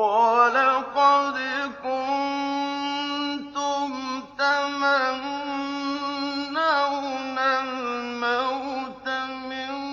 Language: Arabic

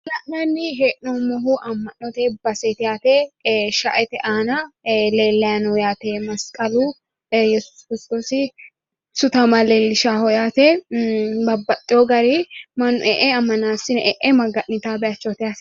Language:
Sidamo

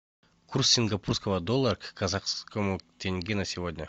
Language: Russian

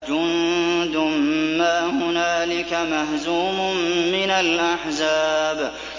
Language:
Arabic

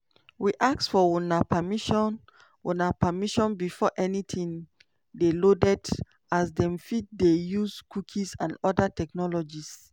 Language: Nigerian Pidgin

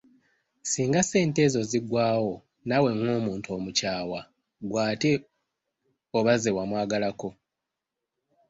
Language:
Ganda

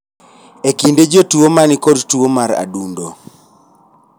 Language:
Luo (Kenya and Tanzania)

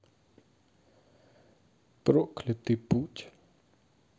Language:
Russian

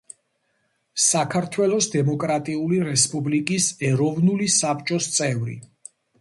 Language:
Georgian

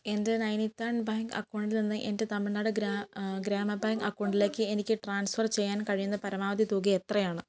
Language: Malayalam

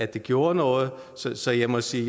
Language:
Danish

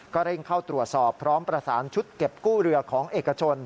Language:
Thai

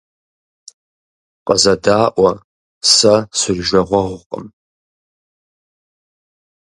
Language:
Kabardian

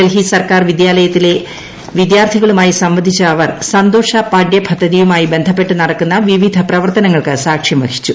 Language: Malayalam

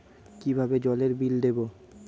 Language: Bangla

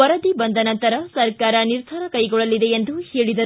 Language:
Kannada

